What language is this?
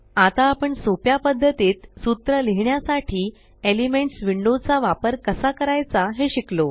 Marathi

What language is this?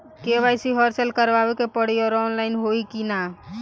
Bhojpuri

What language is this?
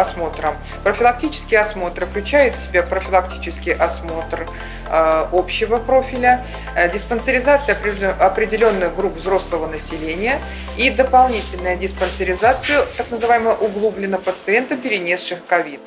Russian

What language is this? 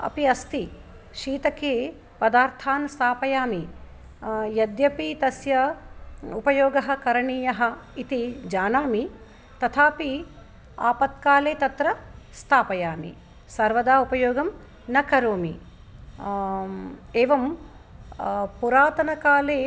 Sanskrit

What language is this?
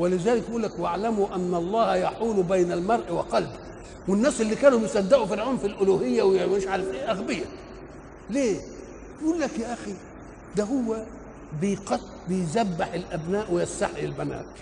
Arabic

